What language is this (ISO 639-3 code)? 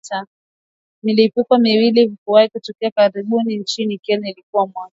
swa